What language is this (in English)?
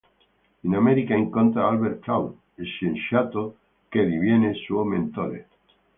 Italian